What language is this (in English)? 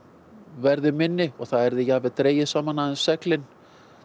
Icelandic